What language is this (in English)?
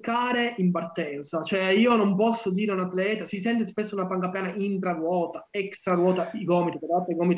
Italian